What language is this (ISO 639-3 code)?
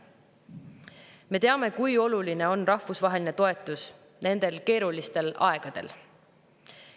est